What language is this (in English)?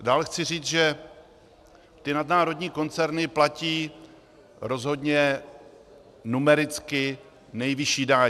Czech